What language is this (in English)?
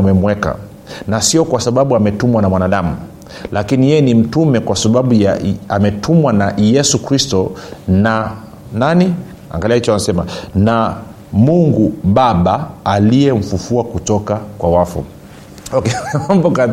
Swahili